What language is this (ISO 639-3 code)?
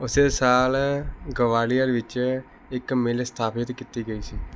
pan